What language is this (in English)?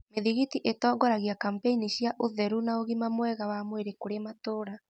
Kikuyu